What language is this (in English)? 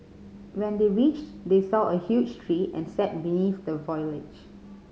English